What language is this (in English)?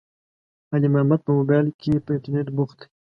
Pashto